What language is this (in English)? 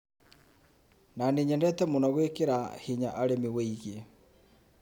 Kikuyu